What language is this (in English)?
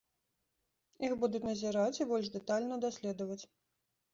Belarusian